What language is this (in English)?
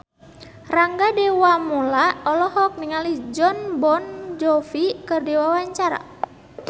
Sundanese